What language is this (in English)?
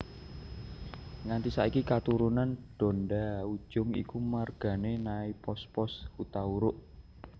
Javanese